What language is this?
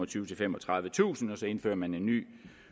Danish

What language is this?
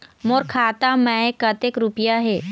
Chhattisgarhi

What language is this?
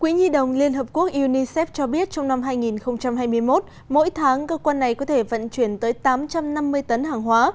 Vietnamese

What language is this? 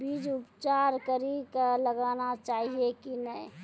Maithili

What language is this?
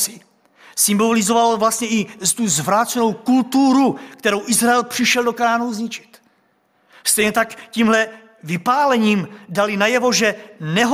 Czech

